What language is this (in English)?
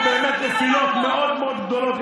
Hebrew